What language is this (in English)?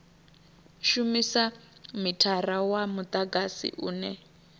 Venda